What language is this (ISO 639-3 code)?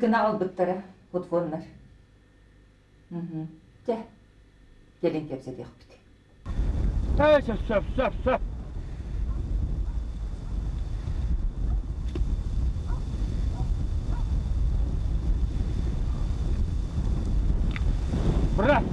tur